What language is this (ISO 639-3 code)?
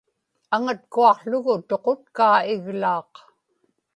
ipk